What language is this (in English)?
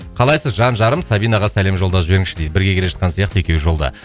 Kazakh